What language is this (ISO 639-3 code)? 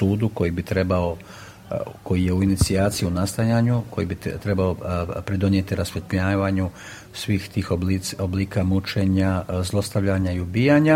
hrv